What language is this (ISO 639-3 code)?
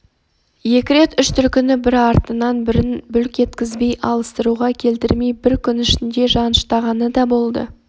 kaz